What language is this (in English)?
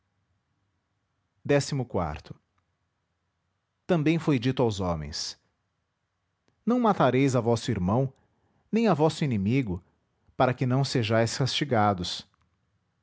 Portuguese